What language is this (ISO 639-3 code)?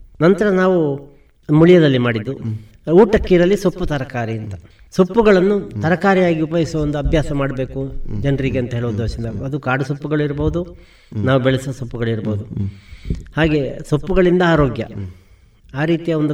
kan